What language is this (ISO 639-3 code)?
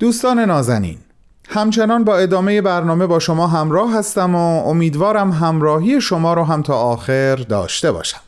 fas